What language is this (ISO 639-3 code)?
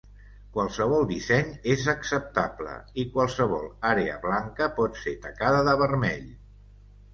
cat